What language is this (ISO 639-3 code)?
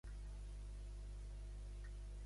cat